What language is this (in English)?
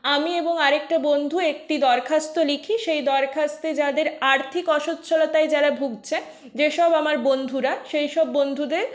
Bangla